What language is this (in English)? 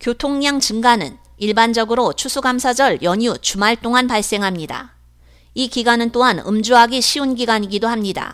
Korean